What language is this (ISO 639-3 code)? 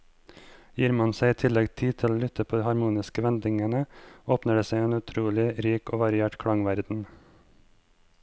nor